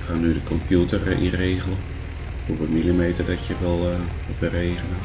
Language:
Dutch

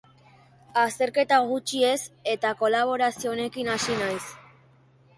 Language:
Basque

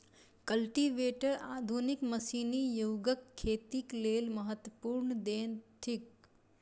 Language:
Maithili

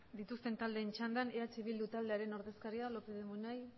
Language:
Basque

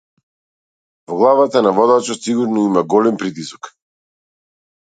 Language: Macedonian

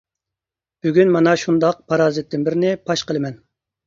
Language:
Uyghur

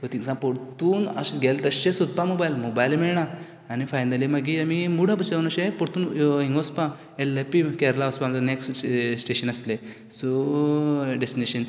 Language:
Konkani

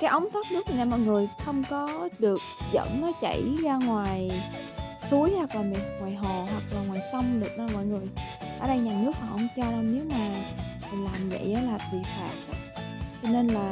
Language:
Vietnamese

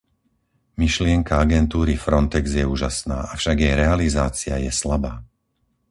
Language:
Slovak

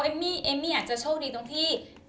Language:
Thai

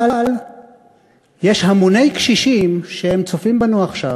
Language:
Hebrew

